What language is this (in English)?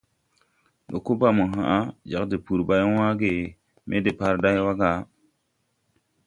Tupuri